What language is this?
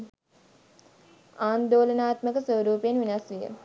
Sinhala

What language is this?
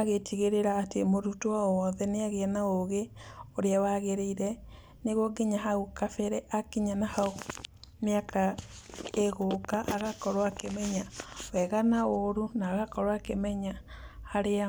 Kikuyu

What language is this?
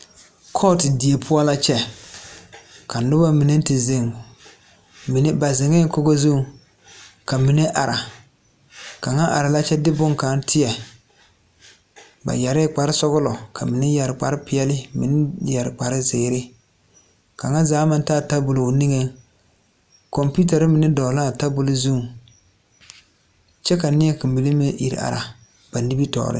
Southern Dagaare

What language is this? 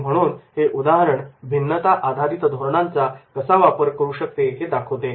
Marathi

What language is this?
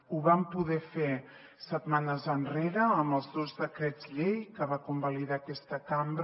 Catalan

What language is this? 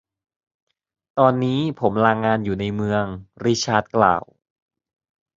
Thai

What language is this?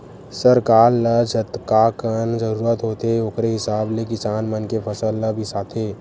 Chhattisgarhi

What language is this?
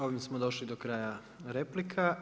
Croatian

